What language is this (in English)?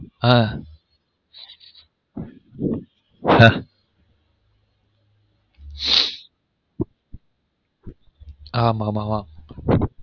Tamil